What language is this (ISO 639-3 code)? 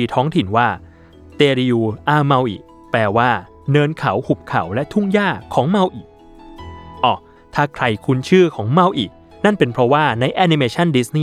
tha